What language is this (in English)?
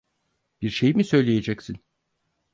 Turkish